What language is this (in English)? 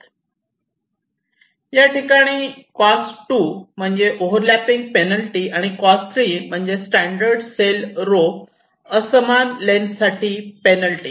Marathi